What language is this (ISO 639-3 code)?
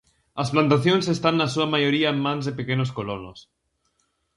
glg